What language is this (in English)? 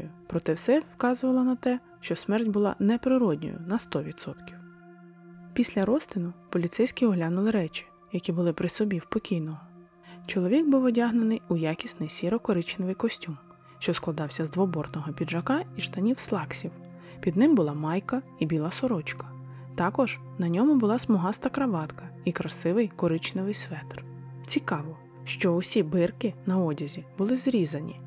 Ukrainian